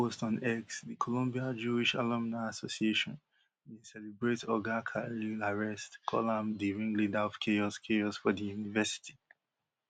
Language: Nigerian Pidgin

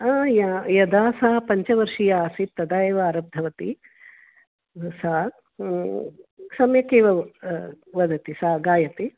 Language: Sanskrit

